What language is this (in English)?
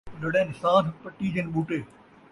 Saraiki